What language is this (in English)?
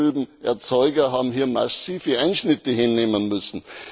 German